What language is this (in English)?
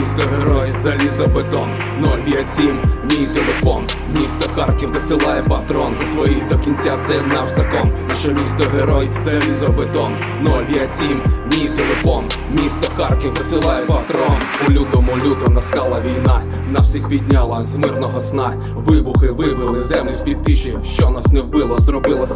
Ukrainian